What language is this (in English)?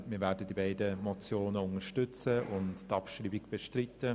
Swiss German